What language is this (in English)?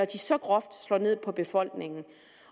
Danish